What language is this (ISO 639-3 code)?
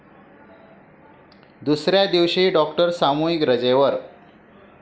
mar